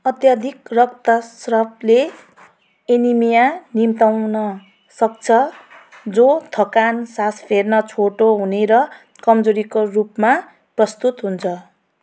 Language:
Nepali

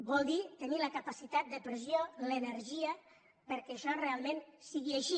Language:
Catalan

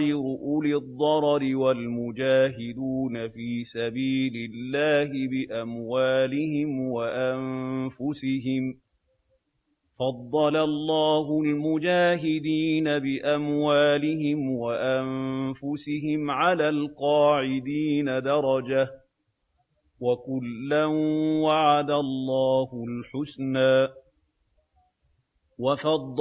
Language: Arabic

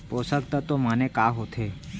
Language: Chhattisgarhi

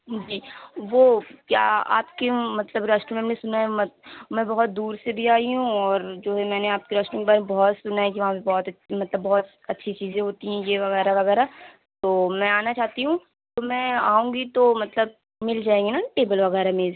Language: Urdu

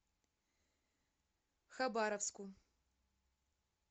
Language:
Russian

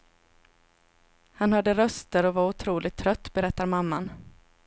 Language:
Swedish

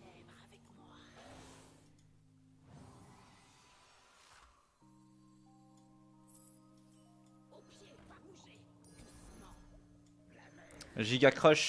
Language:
French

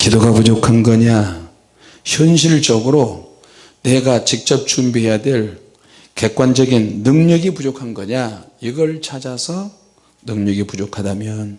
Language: Korean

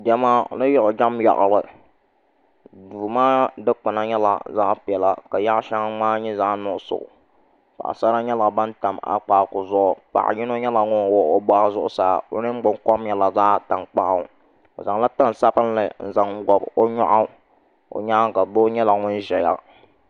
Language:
Dagbani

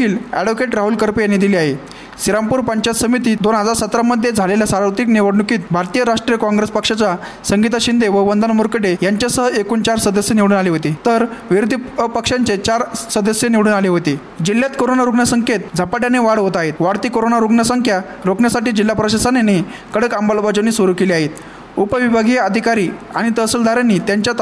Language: Marathi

